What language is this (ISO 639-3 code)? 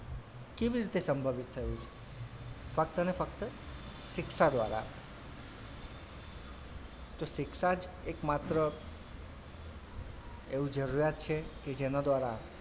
guj